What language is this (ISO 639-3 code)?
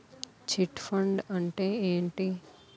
tel